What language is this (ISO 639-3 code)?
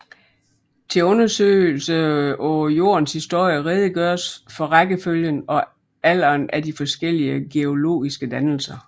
dan